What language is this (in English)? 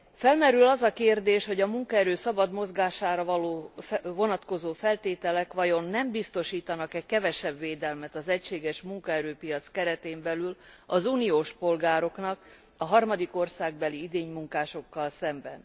Hungarian